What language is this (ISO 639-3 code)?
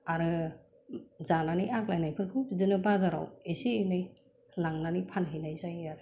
brx